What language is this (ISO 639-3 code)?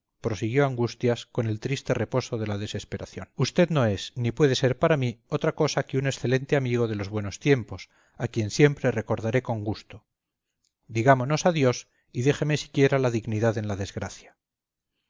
spa